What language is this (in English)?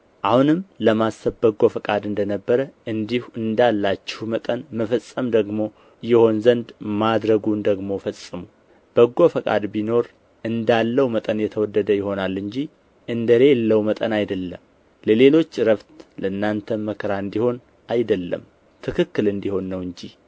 Amharic